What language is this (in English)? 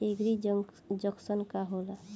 Bhojpuri